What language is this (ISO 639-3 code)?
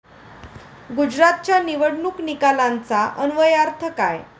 mar